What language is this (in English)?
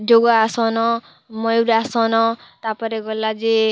Odia